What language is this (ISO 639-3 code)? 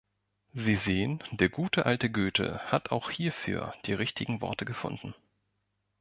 deu